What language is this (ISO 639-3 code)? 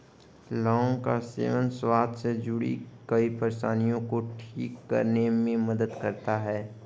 hin